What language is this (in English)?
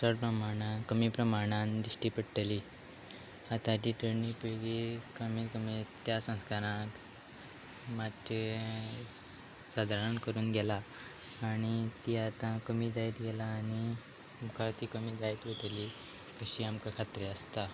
Konkani